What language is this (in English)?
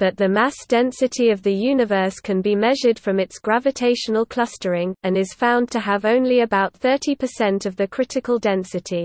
English